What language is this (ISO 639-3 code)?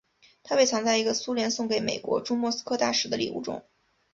zho